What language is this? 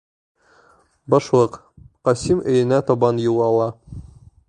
Bashkir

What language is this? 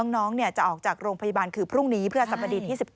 Thai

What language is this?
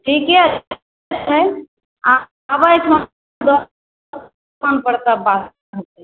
Maithili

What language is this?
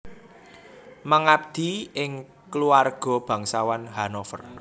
Javanese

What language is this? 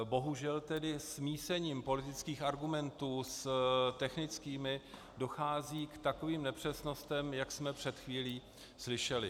Czech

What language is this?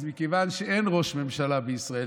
Hebrew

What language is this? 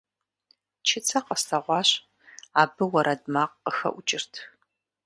Kabardian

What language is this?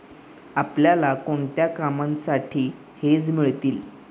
Marathi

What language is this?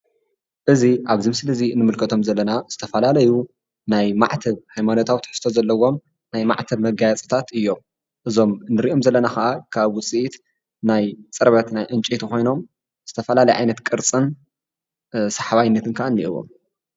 Tigrinya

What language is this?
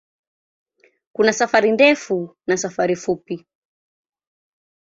Swahili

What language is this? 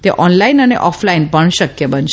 Gujarati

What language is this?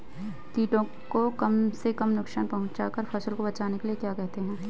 Hindi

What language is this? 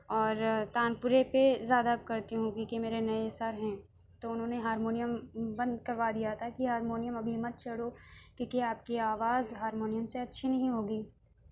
Urdu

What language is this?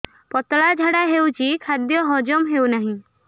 Odia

